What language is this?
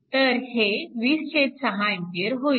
Marathi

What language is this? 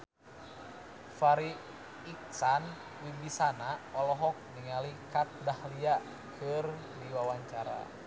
Sundanese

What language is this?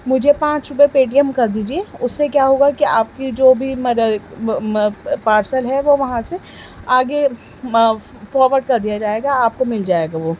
Urdu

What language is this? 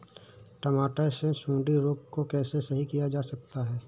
Hindi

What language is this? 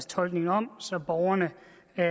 Danish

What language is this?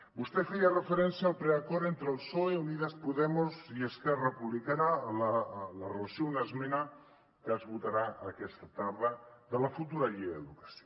Catalan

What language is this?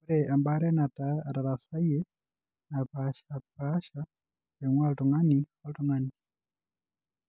Masai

